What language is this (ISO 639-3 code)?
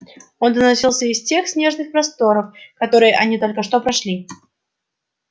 rus